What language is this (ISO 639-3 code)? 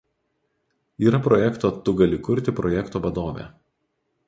lit